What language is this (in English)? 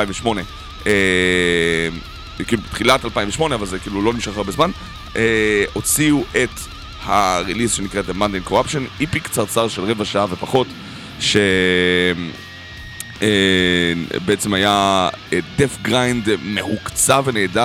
Hebrew